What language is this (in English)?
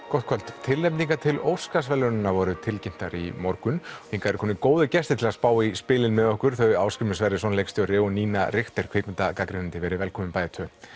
Icelandic